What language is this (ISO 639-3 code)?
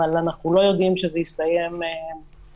heb